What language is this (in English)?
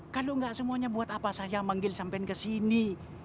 Indonesian